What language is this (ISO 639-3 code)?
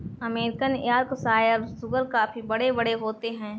hin